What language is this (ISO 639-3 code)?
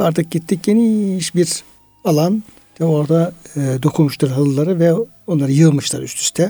tur